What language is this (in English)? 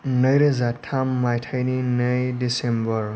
Bodo